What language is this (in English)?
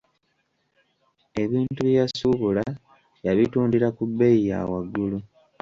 Ganda